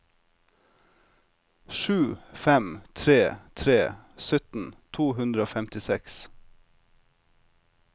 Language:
Norwegian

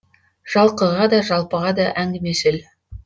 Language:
Kazakh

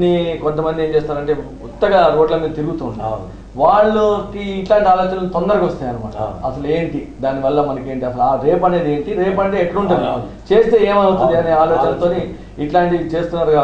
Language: Hindi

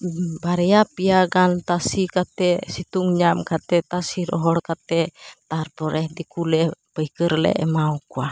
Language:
Santali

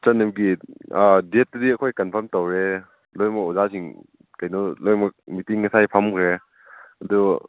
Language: Manipuri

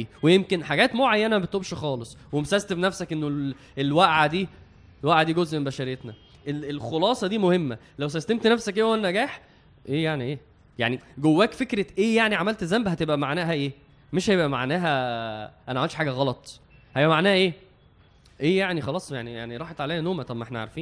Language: Arabic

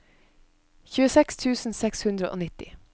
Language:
Norwegian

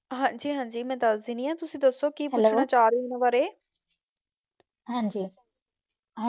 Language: Punjabi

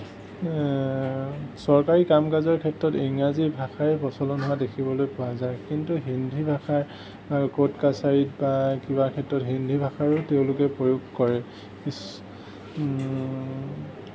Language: Assamese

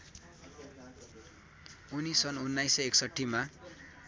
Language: Nepali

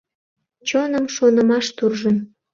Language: Mari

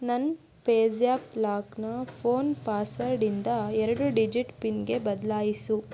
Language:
Kannada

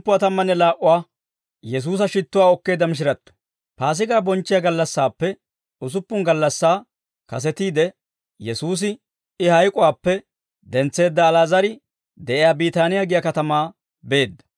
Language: Dawro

